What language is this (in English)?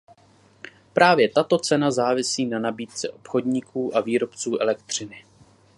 Czech